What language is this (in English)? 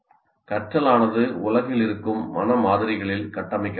Tamil